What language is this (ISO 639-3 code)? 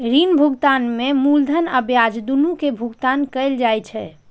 mai